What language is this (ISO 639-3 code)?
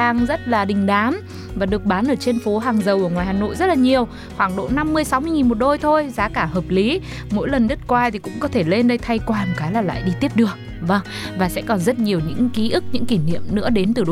vie